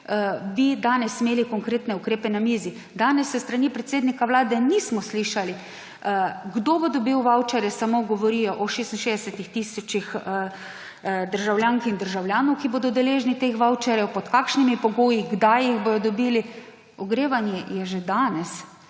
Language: Slovenian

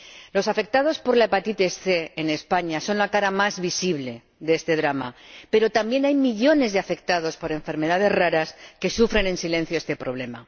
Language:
Spanish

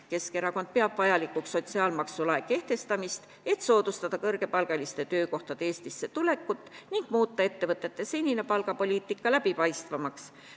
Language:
Estonian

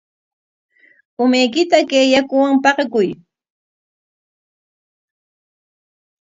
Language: Corongo Ancash Quechua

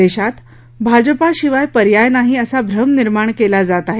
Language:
Marathi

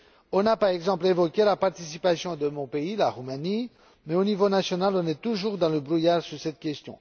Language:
French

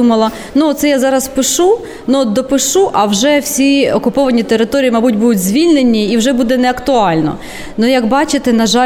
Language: Ukrainian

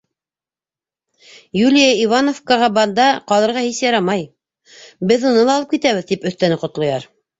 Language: Bashkir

